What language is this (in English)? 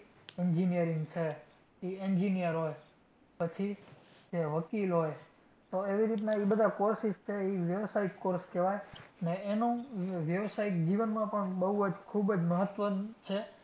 Gujarati